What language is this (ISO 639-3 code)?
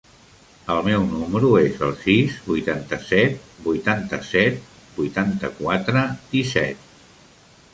cat